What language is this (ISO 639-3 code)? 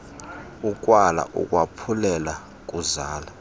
xho